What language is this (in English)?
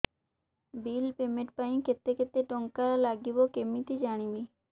Odia